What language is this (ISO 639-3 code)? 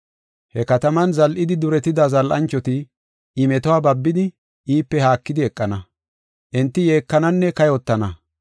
gof